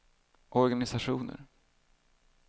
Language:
Swedish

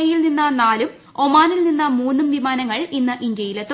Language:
Malayalam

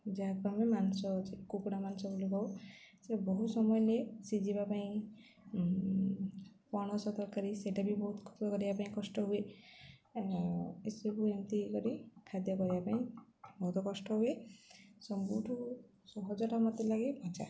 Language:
Odia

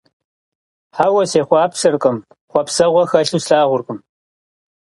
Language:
Kabardian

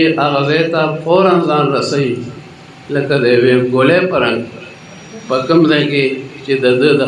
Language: Romanian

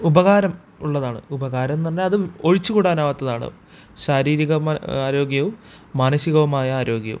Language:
Malayalam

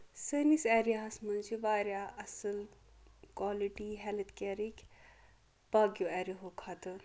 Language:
Kashmiri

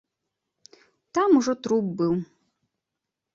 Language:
Belarusian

